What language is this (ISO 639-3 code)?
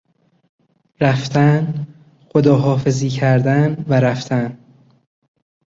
fas